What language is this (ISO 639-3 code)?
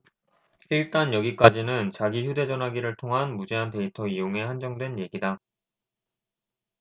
kor